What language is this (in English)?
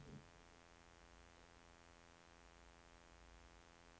Norwegian